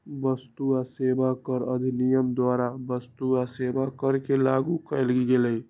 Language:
Magahi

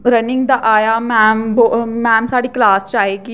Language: Dogri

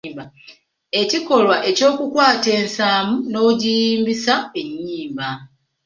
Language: Ganda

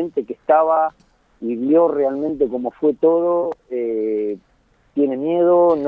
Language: Spanish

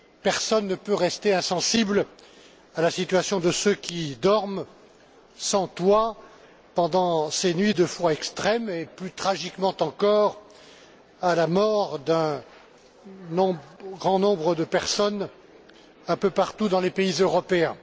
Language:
French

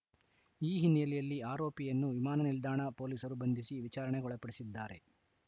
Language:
Kannada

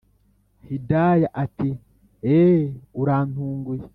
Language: Kinyarwanda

